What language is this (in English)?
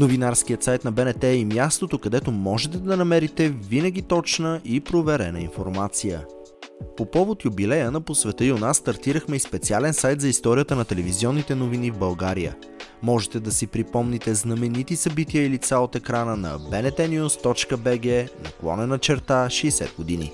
Bulgarian